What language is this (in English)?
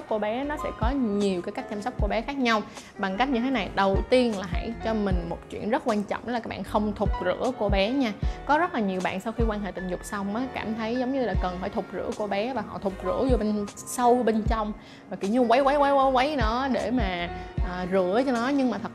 Vietnamese